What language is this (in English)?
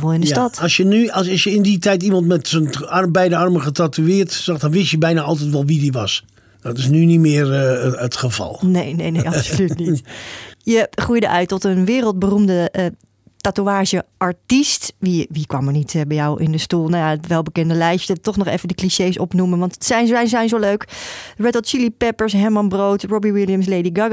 Dutch